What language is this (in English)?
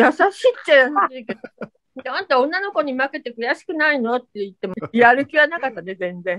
Japanese